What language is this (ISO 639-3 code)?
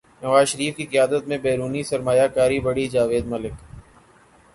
urd